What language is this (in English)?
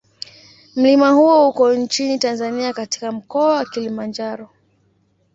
Swahili